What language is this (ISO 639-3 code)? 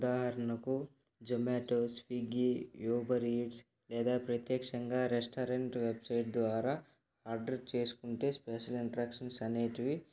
tel